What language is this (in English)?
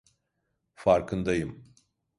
Turkish